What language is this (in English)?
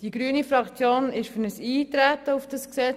Swiss German